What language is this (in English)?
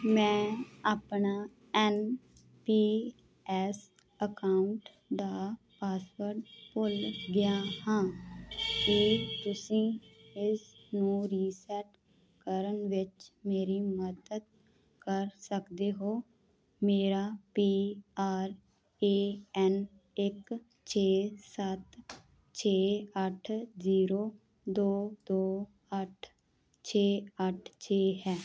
Punjabi